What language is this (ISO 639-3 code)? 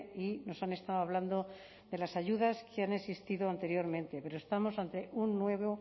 spa